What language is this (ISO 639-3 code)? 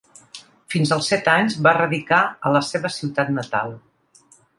cat